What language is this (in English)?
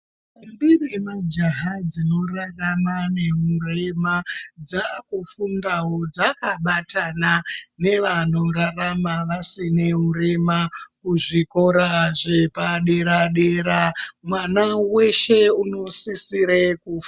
Ndau